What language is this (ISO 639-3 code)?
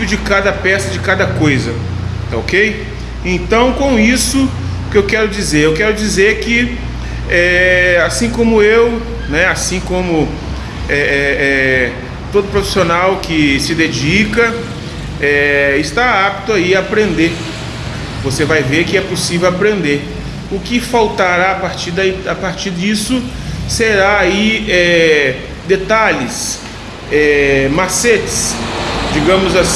por